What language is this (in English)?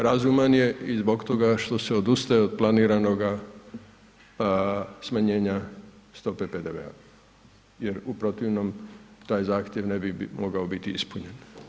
Croatian